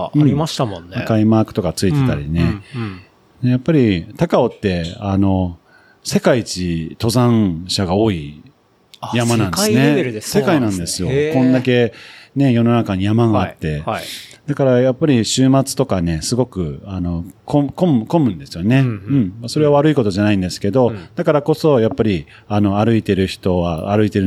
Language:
Japanese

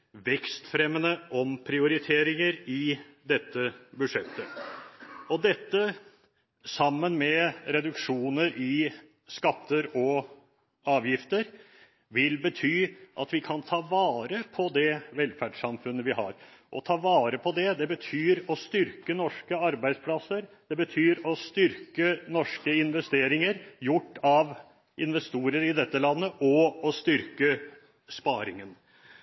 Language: Norwegian Bokmål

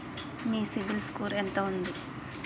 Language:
Telugu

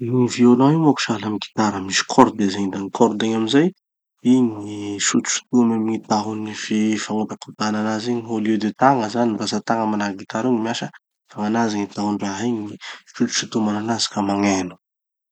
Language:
Tanosy Malagasy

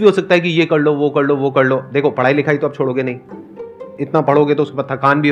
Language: Hindi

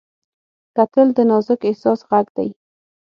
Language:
Pashto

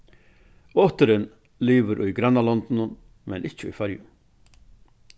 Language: Faroese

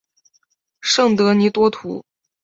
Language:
Chinese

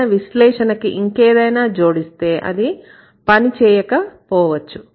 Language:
Telugu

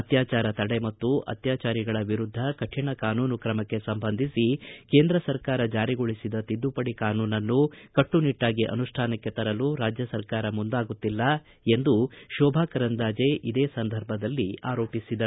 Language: Kannada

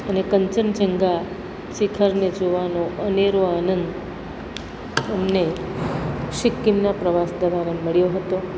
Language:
Gujarati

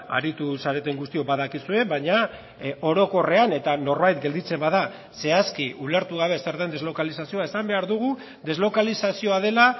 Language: Basque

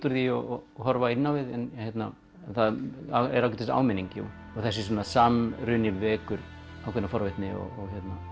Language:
Icelandic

